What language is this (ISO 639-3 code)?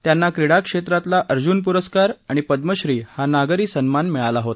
mar